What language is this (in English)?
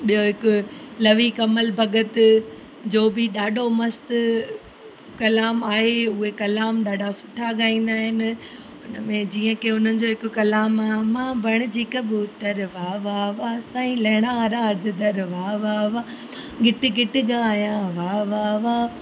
Sindhi